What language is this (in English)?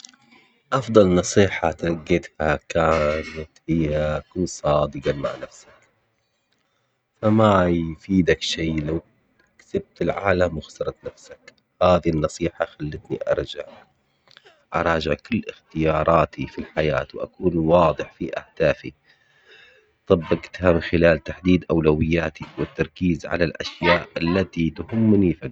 Omani Arabic